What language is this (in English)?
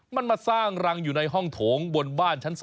Thai